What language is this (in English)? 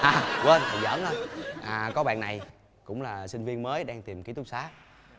Vietnamese